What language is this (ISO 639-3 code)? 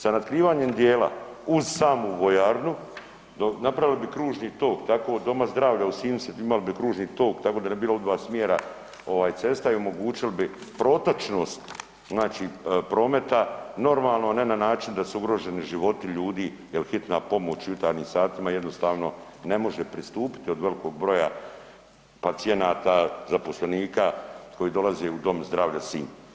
hrv